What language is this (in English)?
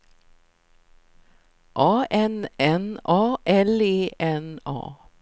Swedish